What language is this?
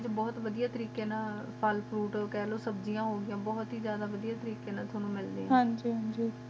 Punjabi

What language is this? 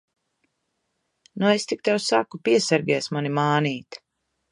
Latvian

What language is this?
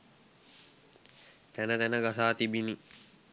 Sinhala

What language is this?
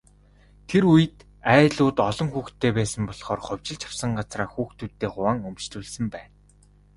Mongolian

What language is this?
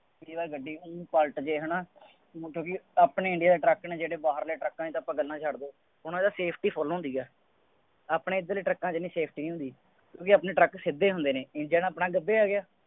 Punjabi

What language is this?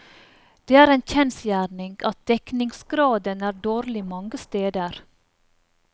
Norwegian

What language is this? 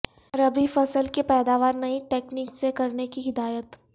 Urdu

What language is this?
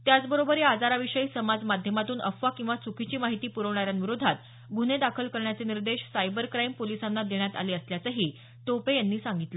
Marathi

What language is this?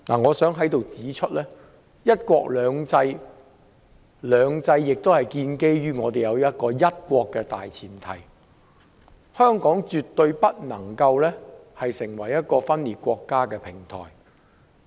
Cantonese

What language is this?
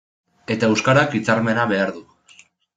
Basque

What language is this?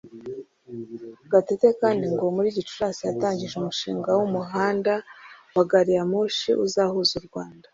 Kinyarwanda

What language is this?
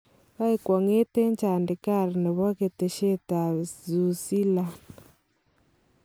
Kalenjin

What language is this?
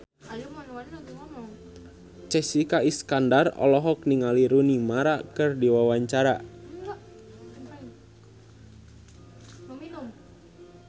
Sundanese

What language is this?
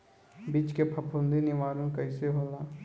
Bhojpuri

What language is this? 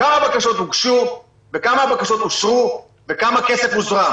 Hebrew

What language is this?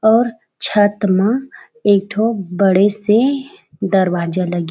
Chhattisgarhi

